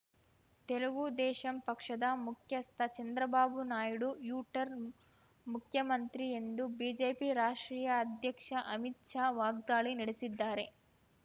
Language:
Kannada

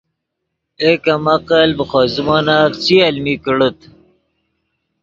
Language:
Yidgha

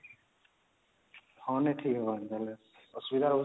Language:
Odia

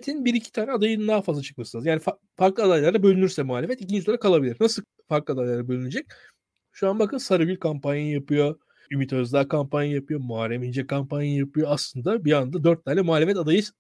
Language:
Turkish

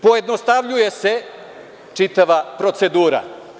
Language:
Serbian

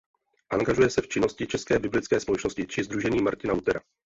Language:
Czech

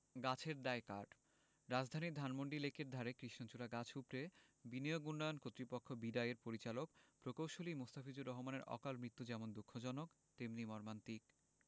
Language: Bangla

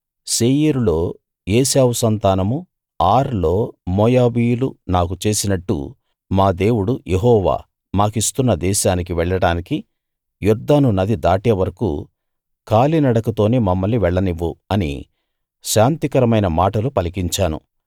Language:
Telugu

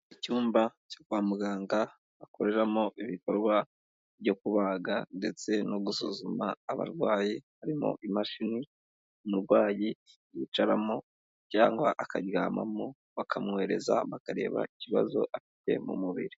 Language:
Kinyarwanda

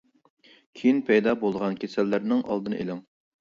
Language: Uyghur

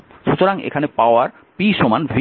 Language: Bangla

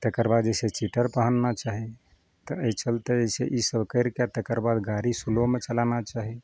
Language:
Maithili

